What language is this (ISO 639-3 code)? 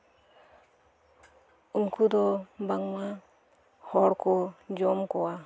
sat